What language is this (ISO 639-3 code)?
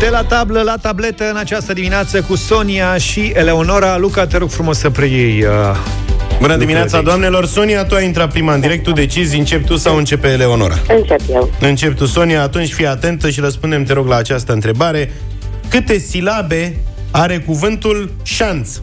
ron